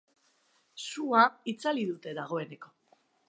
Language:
Basque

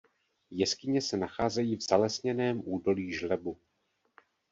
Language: Czech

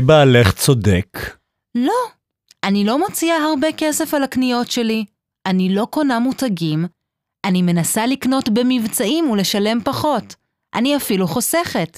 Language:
Hebrew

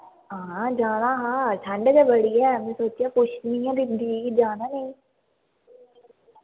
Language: Dogri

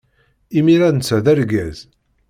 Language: Kabyle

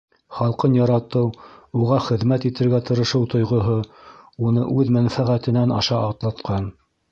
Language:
Bashkir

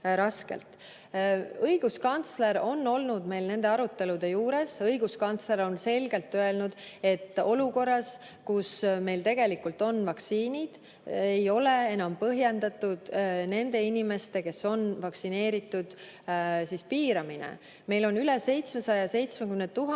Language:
Estonian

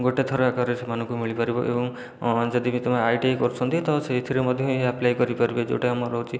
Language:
Odia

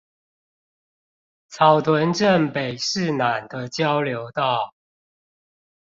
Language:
Chinese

